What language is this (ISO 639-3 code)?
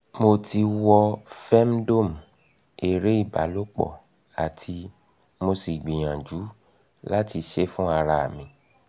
yor